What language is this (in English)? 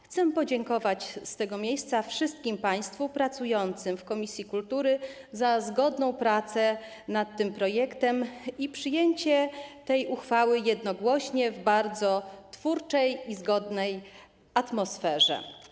Polish